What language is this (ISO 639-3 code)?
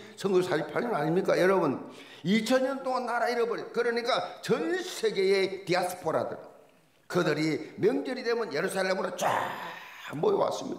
kor